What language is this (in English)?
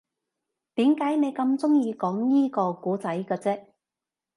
Cantonese